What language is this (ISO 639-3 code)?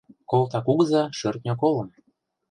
chm